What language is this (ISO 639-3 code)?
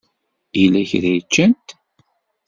kab